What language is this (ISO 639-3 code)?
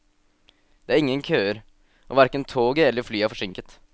nor